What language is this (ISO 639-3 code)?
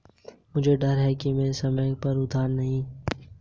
hin